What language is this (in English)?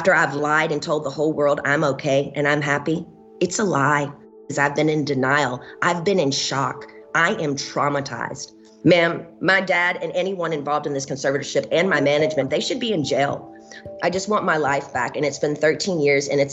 Dutch